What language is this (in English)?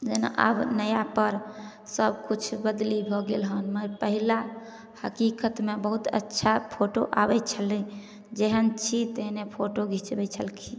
Maithili